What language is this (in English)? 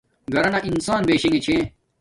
Domaaki